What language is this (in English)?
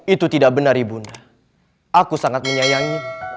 Indonesian